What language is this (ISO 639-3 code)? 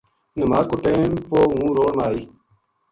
gju